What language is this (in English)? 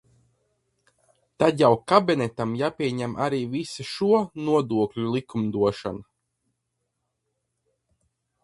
Latvian